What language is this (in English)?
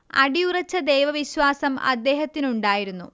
Malayalam